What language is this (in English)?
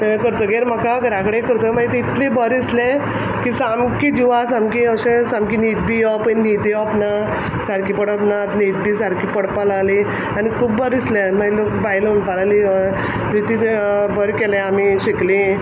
Konkani